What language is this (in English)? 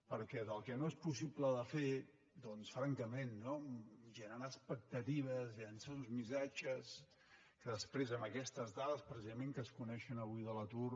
Catalan